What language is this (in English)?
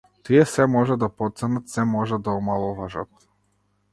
Macedonian